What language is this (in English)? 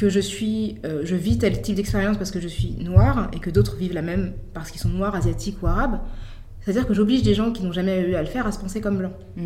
French